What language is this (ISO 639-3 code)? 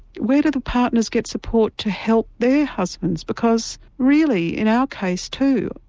eng